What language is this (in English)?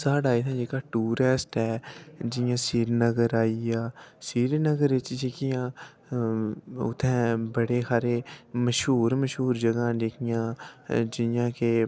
Dogri